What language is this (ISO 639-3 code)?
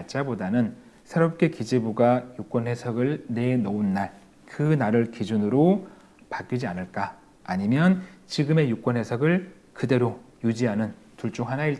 kor